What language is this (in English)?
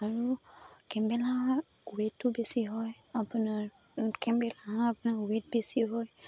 Assamese